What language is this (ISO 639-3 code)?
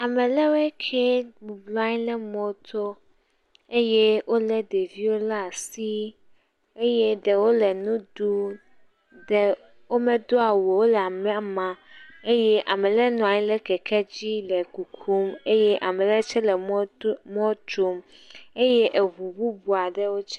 ewe